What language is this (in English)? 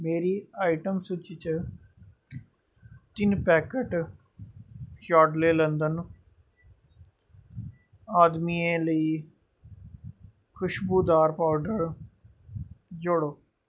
Dogri